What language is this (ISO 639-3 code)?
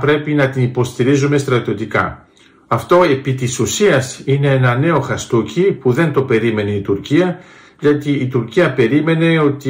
ell